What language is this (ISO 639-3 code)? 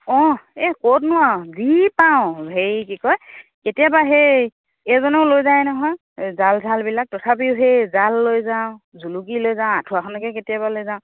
asm